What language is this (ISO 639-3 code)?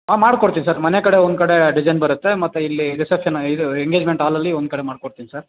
kan